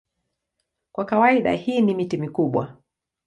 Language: Swahili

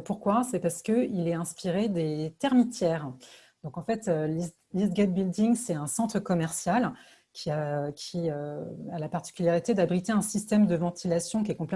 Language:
French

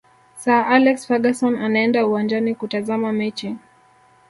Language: Swahili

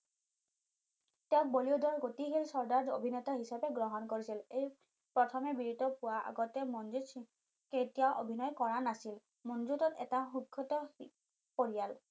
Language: Assamese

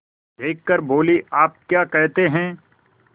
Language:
Hindi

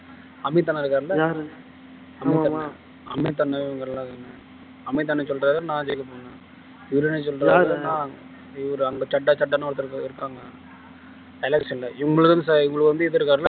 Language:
Tamil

